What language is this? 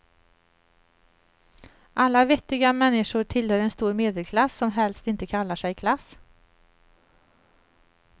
Swedish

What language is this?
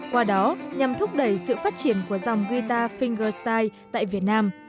Vietnamese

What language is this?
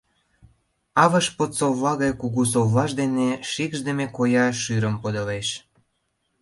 Mari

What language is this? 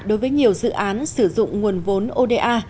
Vietnamese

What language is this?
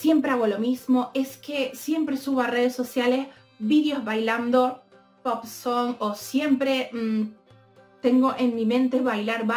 Spanish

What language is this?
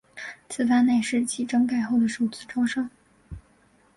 Chinese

